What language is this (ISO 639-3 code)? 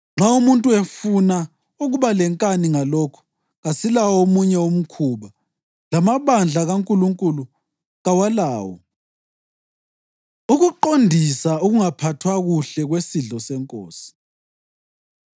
nde